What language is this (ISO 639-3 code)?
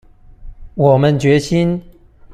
zho